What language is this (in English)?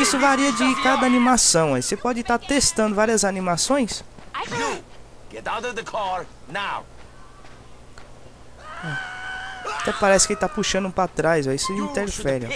Portuguese